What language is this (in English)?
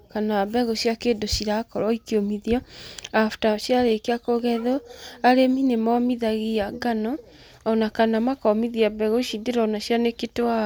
Kikuyu